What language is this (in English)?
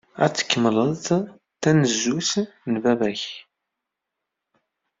Kabyle